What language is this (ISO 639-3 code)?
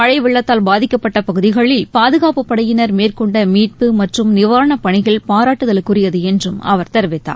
tam